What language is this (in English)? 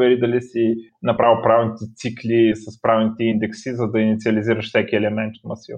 Bulgarian